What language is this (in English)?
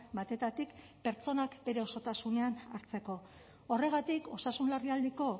Basque